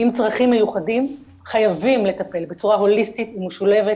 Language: Hebrew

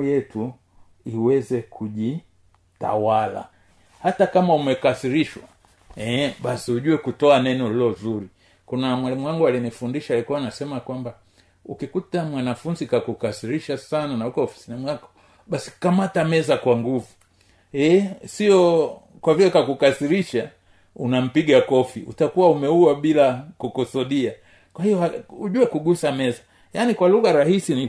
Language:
Swahili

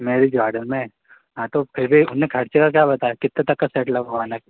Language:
Hindi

